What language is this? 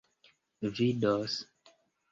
Esperanto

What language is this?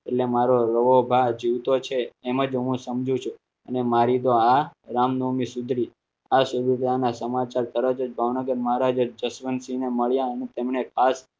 Gujarati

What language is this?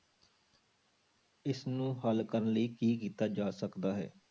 Punjabi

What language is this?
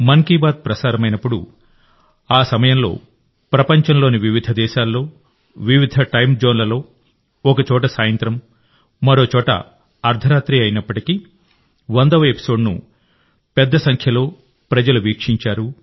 Telugu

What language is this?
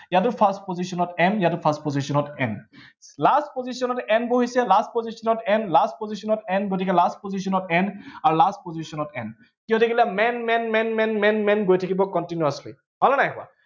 Assamese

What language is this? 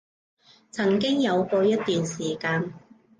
Cantonese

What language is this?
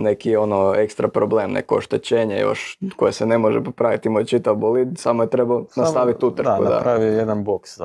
Croatian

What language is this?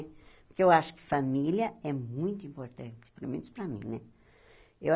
Portuguese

